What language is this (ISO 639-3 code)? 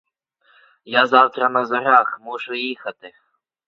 ukr